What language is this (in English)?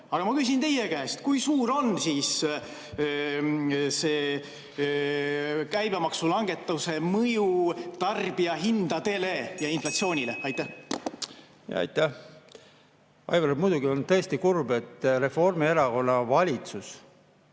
Estonian